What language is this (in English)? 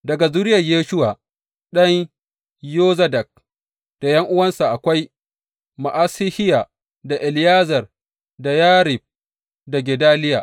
Hausa